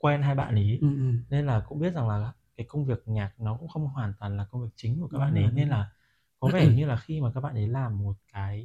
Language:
Vietnamese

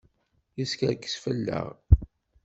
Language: Kabyle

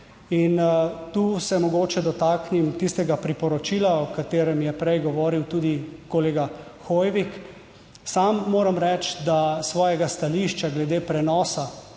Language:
Slovenian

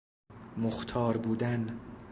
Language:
Persian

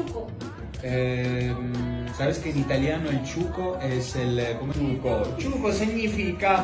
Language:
Italian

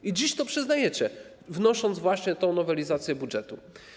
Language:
Polish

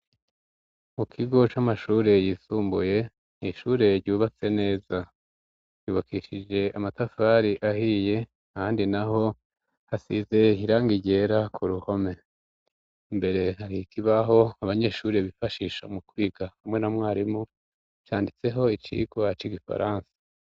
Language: Rundi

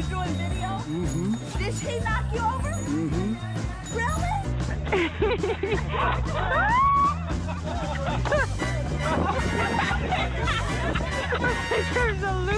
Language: English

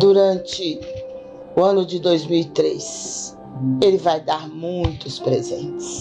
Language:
Portuguese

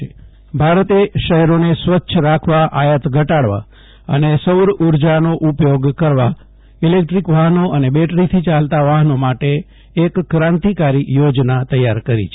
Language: Gujarati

